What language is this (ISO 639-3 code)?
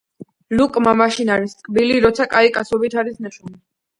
kat